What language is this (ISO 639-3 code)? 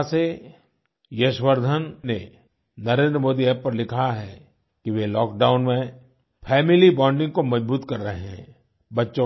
hin